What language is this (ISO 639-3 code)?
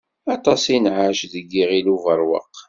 kab